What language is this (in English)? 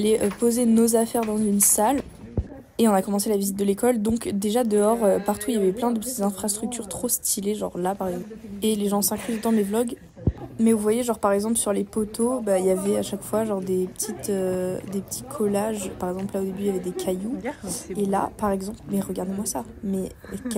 French